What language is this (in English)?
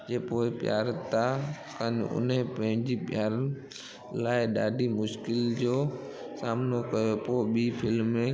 Sindhi